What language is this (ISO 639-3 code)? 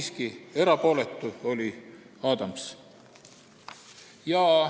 est